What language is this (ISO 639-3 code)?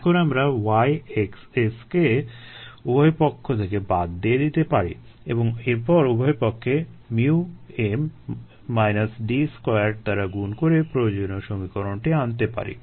ben